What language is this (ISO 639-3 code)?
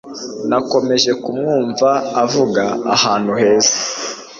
kin